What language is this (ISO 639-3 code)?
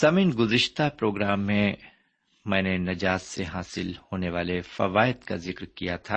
urd